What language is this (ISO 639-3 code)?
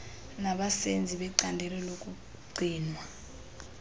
xho